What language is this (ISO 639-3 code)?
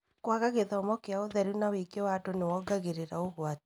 kik